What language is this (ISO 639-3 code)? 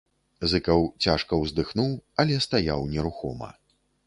bel